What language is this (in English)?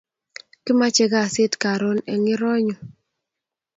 Kalenjin